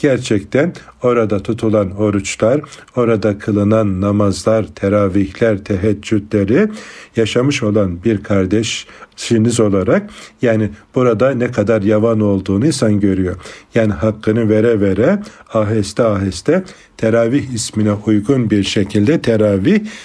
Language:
Turkish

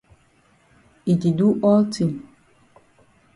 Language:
Cameroon Pidgin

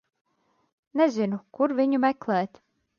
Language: Latvian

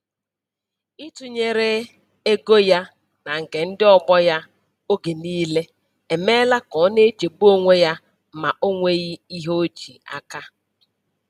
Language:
Igbo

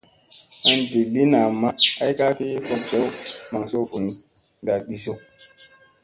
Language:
Musey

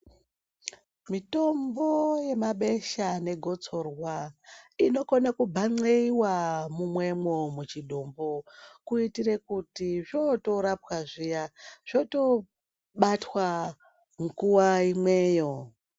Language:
Ndau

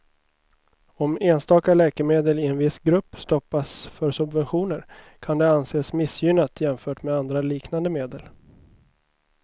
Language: Swedish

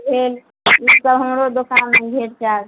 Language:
Maithili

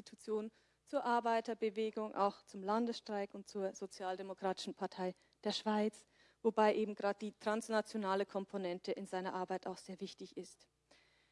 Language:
German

